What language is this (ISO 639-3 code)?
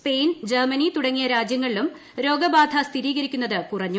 mal